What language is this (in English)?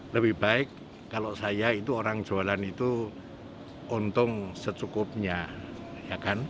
Indonesian